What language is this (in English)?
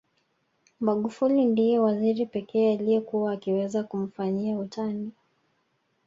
Swahili